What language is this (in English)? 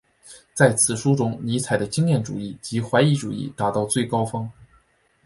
Chinese